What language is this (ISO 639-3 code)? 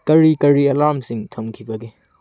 mni